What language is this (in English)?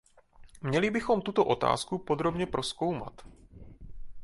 Czech